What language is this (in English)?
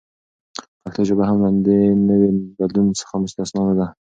Pashto